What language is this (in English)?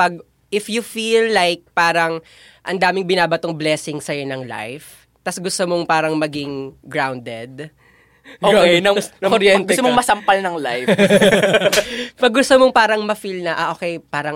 Filipino